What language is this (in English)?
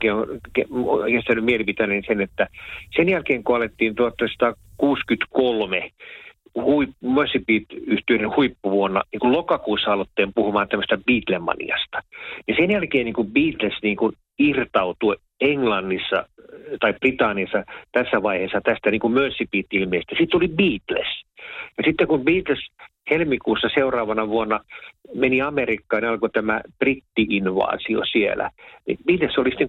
Finnish